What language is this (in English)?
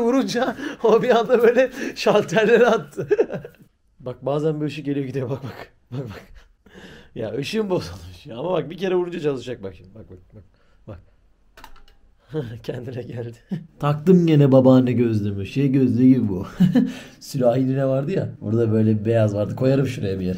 Turkish